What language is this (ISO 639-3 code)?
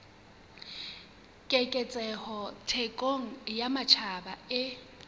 sot